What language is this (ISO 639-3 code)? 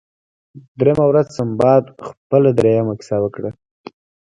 pus